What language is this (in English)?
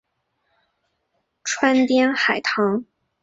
Chinese